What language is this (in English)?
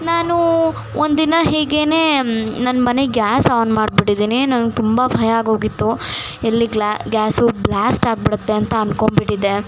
Kannada